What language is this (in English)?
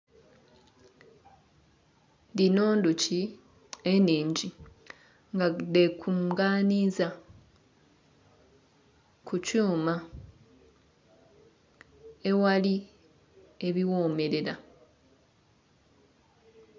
Soga